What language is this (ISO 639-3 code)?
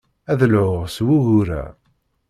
kab